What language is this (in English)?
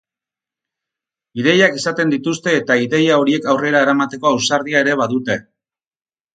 Basque